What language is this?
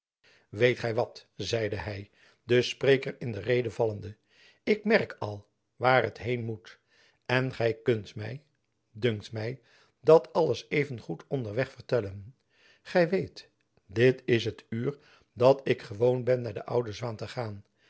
Dutch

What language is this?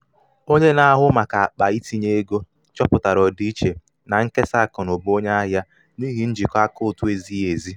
Igbo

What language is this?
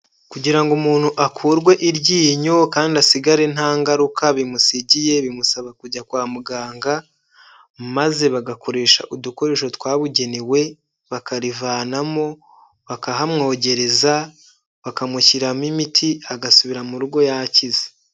Kinyarwanda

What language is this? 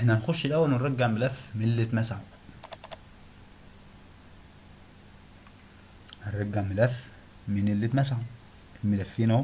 Arabic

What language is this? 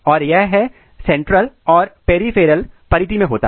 Hindi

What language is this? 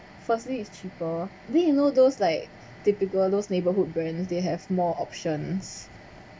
English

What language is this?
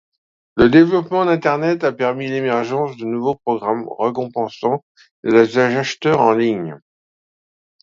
French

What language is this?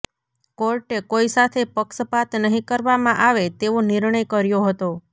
Gujarati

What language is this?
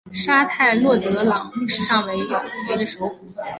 Chinese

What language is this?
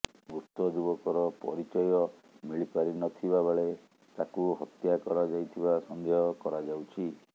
Odia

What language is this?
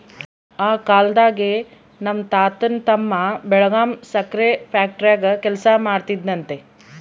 Kannada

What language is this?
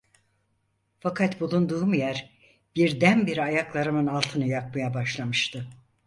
Turkish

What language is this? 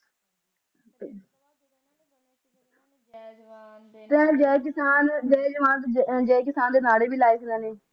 Punjabi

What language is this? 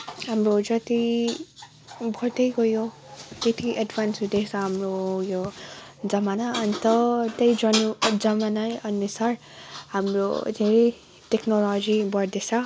Nepali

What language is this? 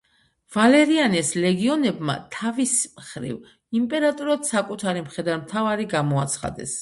Georgian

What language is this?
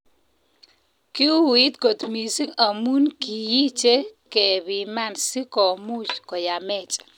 Kalenjin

